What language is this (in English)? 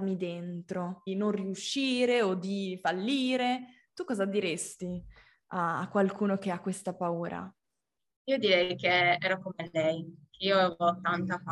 Italian